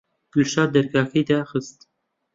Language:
Central Kurdish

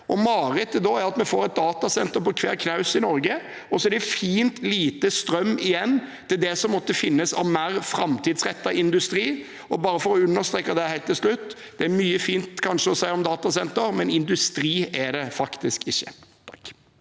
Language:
Norwegian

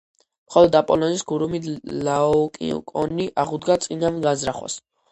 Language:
Georgian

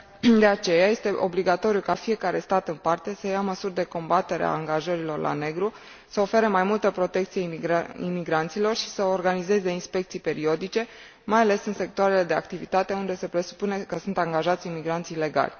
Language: Romanian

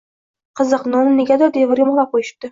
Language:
Uzbek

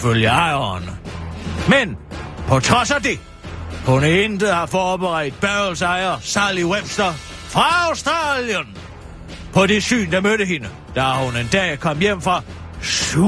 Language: Danish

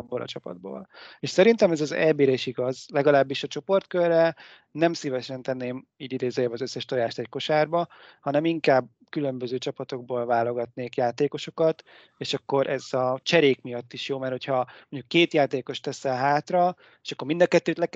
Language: Hungarian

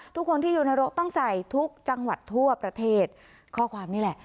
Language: Thai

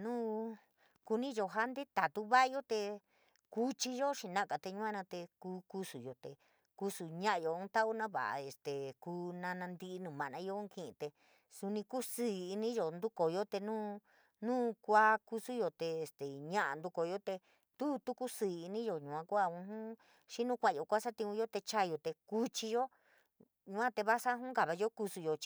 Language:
San Miguel El Grande Mixtec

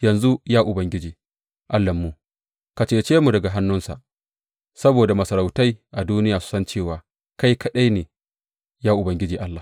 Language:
Hausa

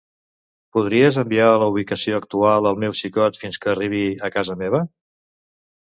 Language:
Catalan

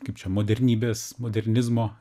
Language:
Lithuanian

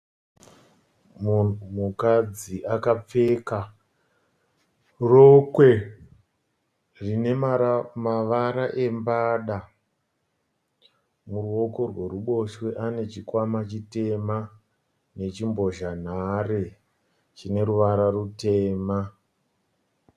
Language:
Shona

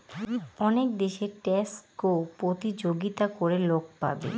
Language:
Bangla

